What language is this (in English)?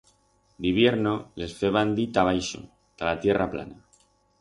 Aragonese